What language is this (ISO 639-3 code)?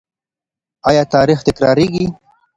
pus